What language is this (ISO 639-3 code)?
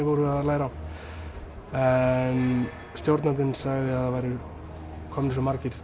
isl